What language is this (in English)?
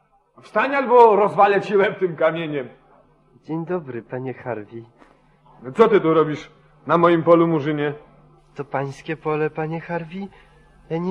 Polish